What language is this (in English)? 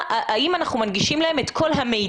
Hebrew